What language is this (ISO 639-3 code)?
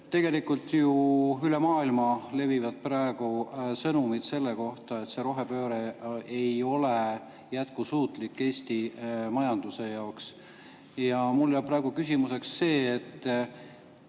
est